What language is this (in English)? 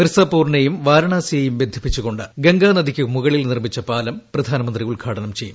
Malayalam